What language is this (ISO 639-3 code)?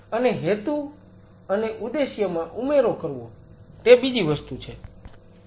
guj